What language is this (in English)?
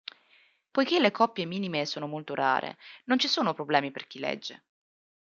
Italian